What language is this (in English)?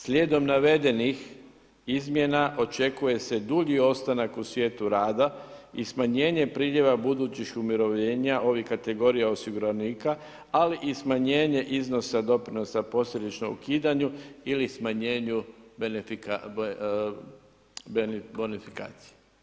Croatian